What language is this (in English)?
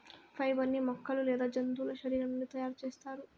Telugu